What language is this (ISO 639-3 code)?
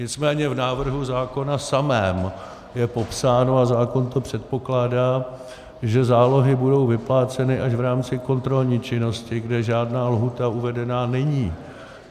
ces